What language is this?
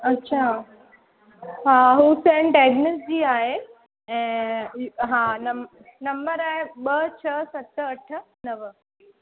Sindhi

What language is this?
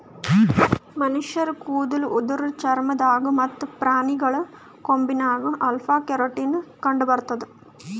Kannada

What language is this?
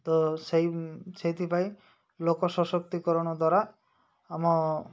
Odia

